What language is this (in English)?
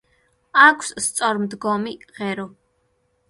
Georgian